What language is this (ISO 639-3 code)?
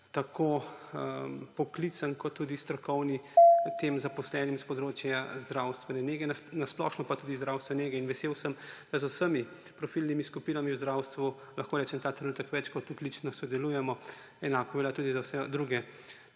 slv